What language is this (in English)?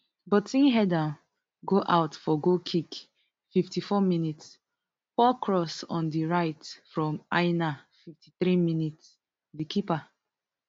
Nigerian Pidgin